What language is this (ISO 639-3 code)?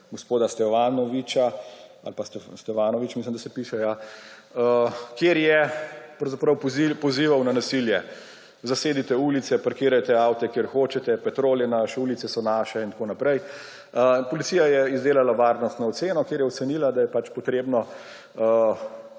slv